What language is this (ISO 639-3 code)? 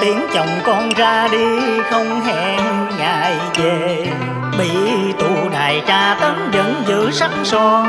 vie